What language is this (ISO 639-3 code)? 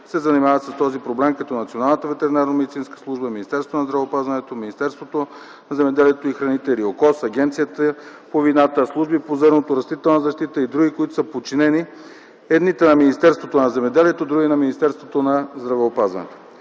bul